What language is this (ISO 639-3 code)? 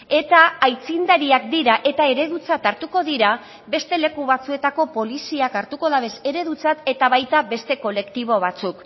eus